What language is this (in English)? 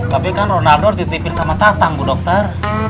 Indonesian